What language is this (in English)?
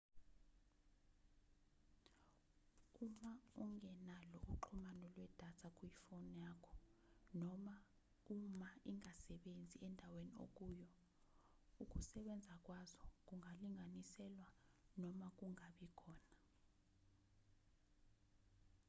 Zulu